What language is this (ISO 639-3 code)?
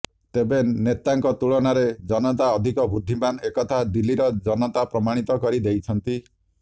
ori